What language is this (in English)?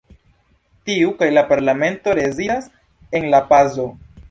Esperanto